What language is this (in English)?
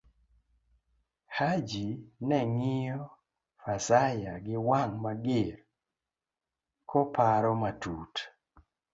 Luo (Kenya and Tanzania)